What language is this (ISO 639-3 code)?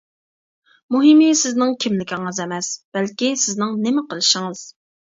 uig